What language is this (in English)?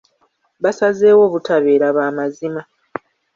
Ganda